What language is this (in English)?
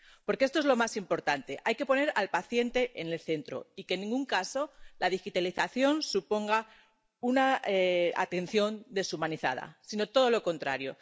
Spanish